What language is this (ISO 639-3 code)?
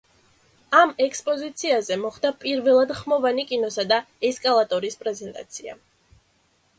kat